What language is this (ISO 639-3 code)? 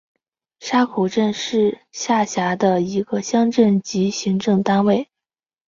zho